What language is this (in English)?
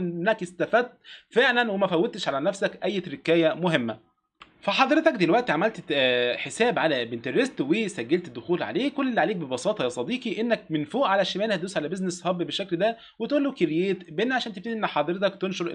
Arabic